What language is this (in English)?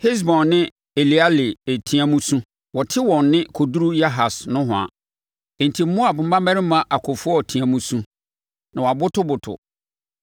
Akan